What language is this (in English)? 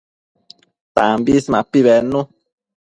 Matsés